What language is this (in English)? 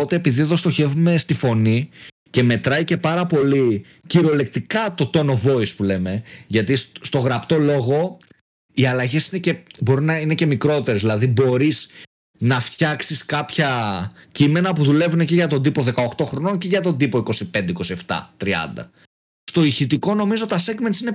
Greek